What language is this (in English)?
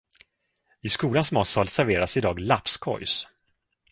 Swedish